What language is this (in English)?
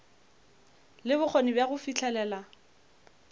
Northern Sotho